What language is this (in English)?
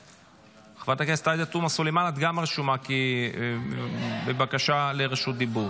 Hebrew